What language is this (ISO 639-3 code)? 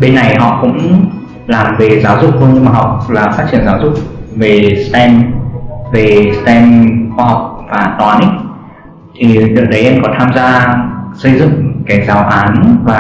vie